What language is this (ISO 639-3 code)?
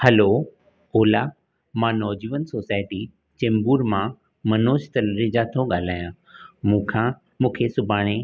snd